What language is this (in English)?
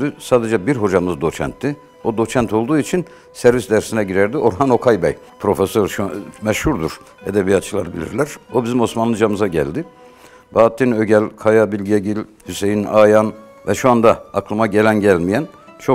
Turkish